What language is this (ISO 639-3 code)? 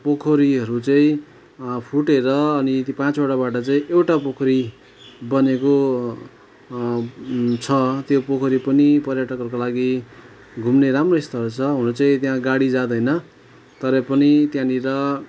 nep